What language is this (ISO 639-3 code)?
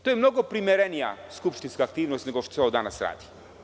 srp